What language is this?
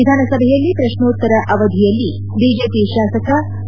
Kannada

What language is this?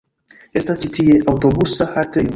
Esperanto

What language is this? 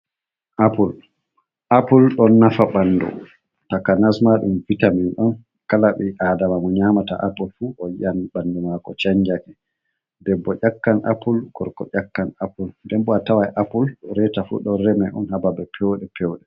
Fula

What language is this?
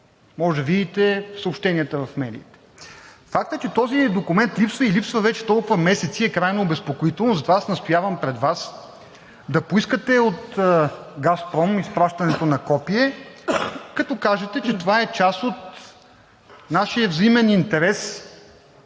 Bulgarian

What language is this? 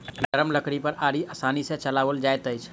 Maithili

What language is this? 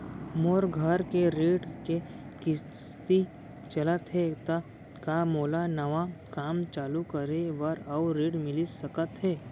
Chhattisgarhi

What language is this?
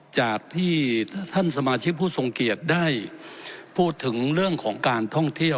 Thai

